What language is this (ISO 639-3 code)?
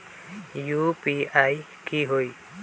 mag